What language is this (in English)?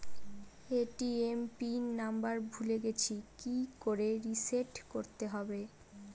Bangla